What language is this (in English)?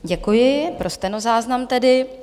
Czech